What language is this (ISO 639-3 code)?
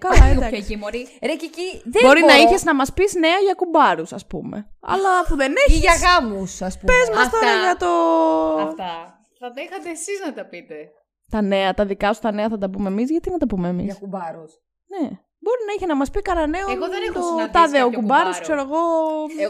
ell